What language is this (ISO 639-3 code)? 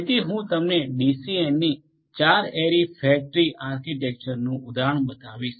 guj